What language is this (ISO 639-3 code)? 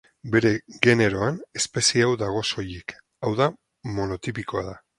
eus